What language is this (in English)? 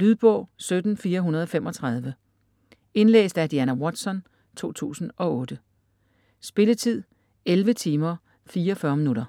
Danish